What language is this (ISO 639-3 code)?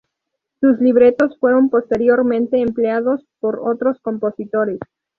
spa